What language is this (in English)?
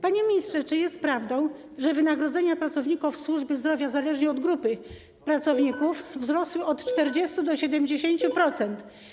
Polish